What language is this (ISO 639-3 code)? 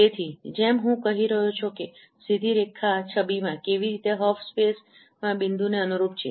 guj